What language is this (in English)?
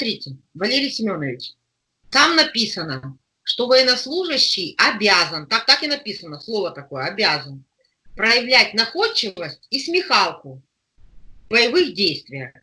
Russian